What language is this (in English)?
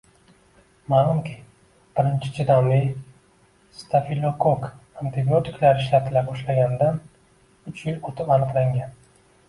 Uzbek